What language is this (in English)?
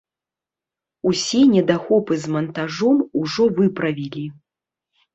Belarusian